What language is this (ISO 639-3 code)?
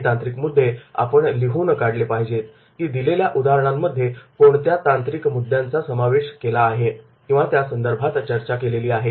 mar